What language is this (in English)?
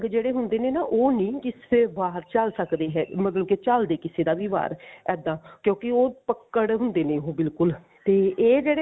Punjabi